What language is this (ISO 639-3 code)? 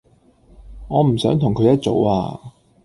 yue